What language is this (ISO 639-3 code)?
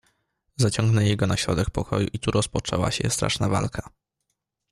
pol